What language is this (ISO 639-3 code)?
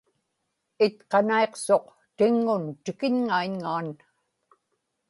ipk